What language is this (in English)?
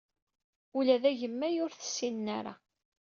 Kabyle